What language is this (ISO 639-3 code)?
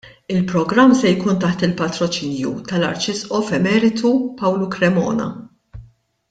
mlt